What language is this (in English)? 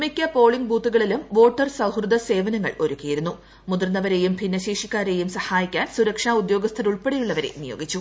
Malayalam